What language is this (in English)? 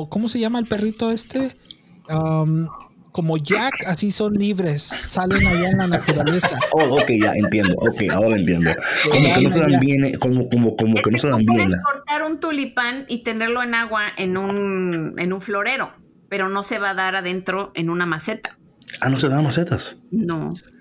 Spanish